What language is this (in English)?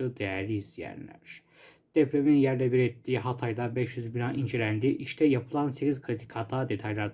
Turkish